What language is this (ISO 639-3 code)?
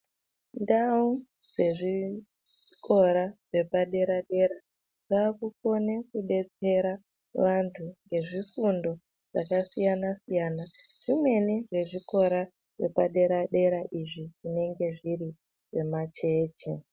ndc